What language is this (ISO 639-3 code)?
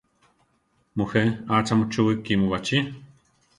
tar